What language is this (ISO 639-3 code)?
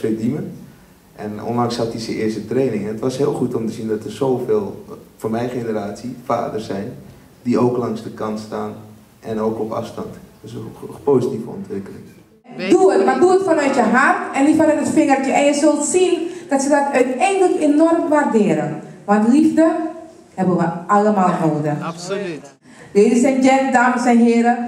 nld